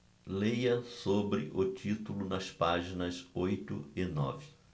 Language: Portuguese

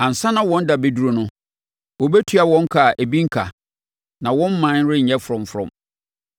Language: Akan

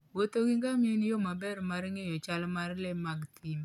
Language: Luo (Kenya and Tanzania)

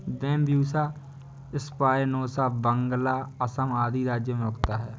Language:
Hindi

